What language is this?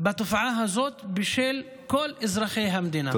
Hebrew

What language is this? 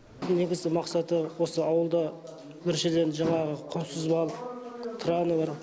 Kazakh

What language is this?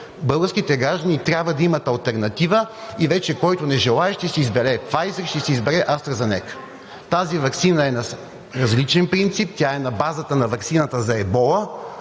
Bulgarian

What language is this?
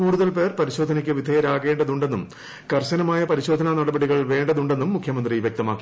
Malayalam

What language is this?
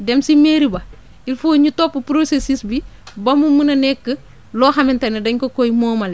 Wolof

